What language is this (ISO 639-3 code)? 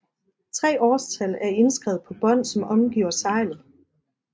dan